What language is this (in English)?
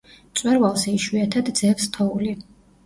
Georgian